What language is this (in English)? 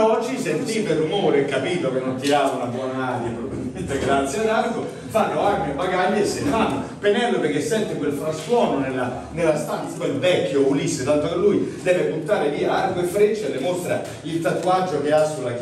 Italian